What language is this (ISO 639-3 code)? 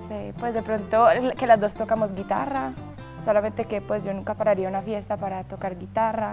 spa